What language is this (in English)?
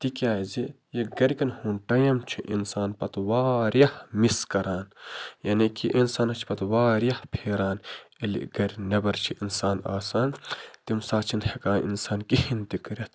Kashmiri